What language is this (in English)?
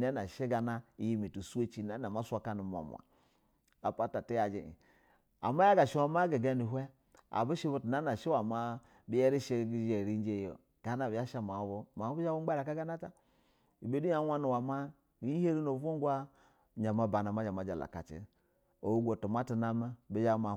Basa (Nigeria)